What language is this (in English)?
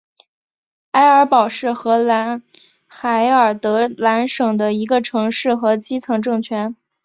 Chinese